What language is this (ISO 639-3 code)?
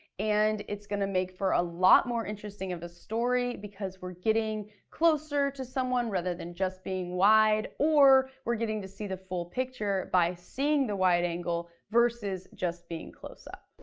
eng